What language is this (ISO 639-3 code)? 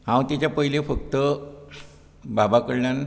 kok